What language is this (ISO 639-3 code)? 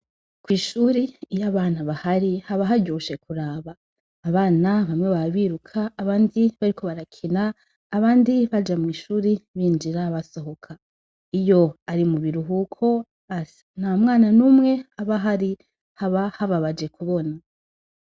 run